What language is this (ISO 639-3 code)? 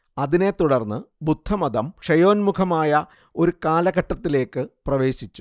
mal